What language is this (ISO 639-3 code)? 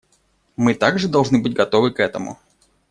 rus